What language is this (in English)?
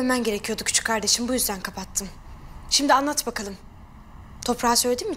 Turkish